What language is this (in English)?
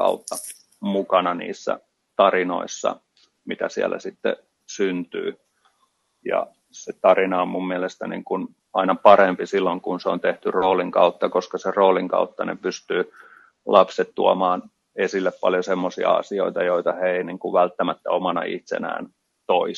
Finnish